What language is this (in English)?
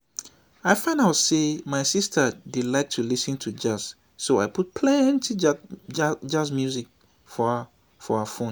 Nigerian Pidgin